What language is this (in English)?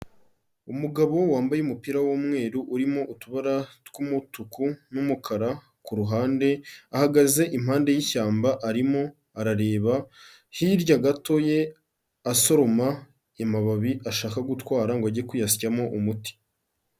Kinyarwanda